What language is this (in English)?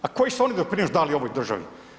Croatian